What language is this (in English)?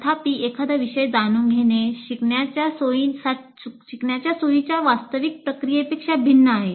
Marathi